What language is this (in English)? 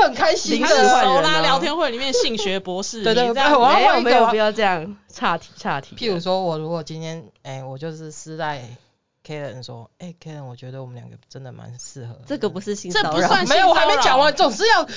Chinese